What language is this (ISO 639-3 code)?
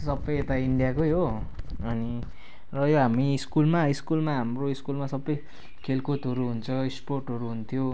nep